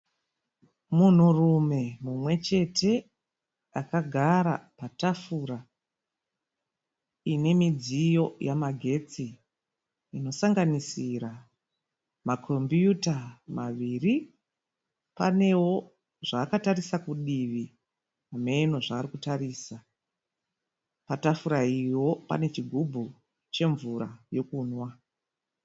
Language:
Shona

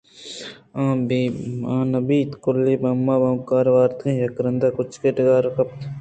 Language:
Eastern Balochi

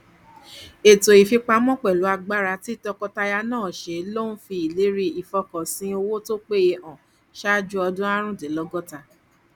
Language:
Yoruba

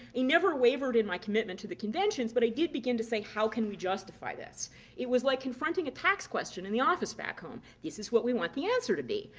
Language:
English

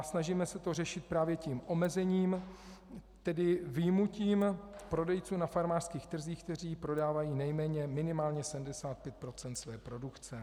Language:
Czech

